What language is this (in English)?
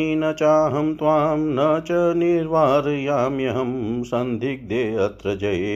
Hindi